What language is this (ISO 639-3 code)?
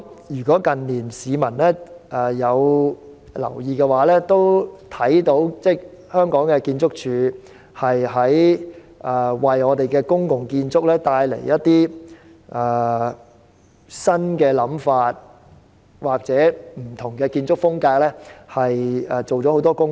yue